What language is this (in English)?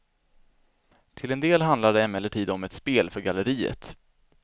Swedish